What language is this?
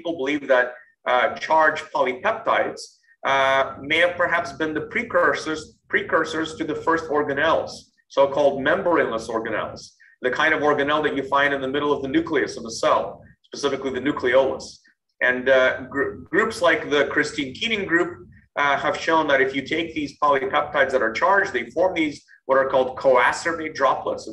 English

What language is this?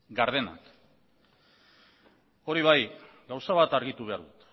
Basque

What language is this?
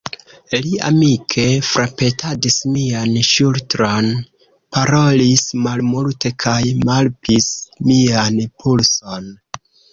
Esperanto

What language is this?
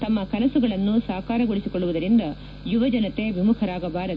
Kannada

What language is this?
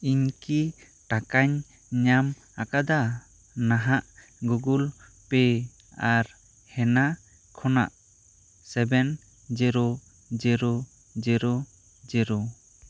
Santali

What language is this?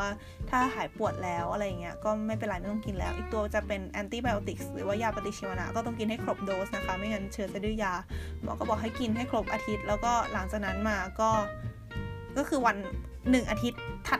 Thai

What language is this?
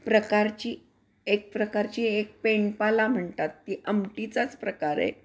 Marathi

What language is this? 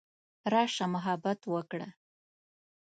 Pashto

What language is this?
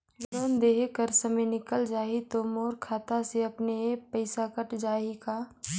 Chhattisgarhi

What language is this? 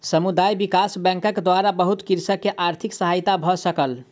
Maithili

